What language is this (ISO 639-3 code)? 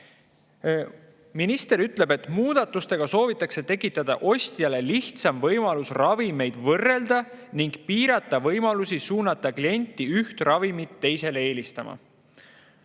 est